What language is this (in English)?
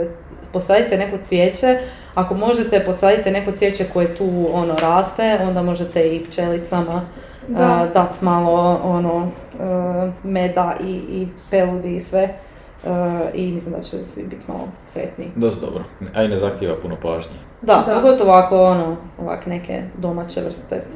Croatian